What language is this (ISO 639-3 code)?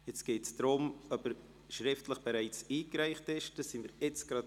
gsw